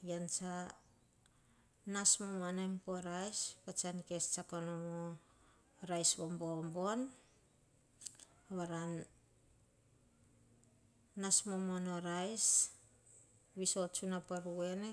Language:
Hahon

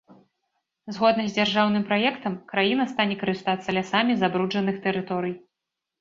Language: Belarusian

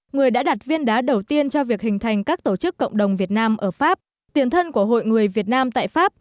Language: Vietnamese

